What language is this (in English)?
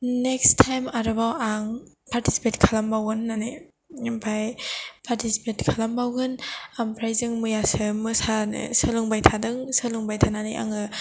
Bodo